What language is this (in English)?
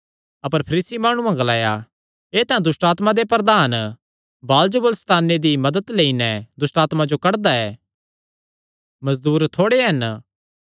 Kangri